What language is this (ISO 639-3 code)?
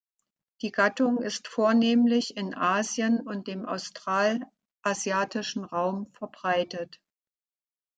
deu